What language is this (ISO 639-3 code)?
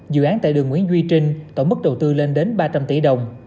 vie